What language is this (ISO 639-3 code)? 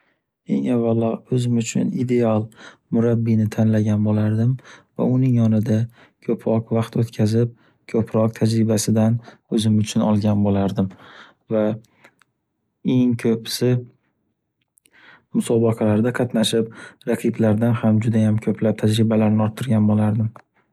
uzb